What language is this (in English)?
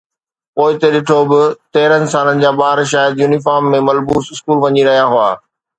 Sindhi